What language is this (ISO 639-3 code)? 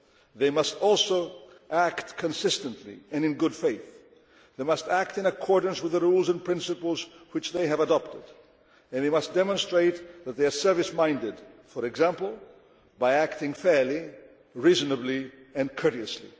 eng